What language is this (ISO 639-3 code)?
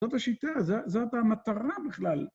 heb